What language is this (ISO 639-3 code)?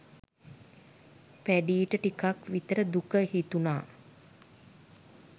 sin